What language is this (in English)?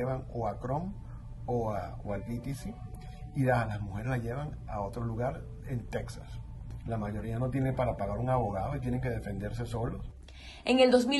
Spanish